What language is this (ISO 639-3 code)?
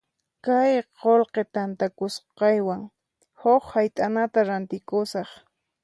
qxp